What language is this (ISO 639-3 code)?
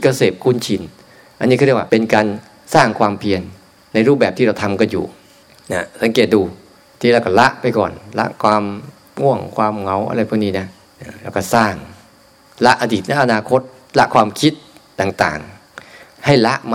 tha